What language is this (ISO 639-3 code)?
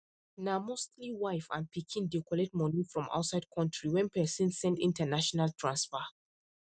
pcm